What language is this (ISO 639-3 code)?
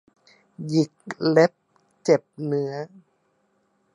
tha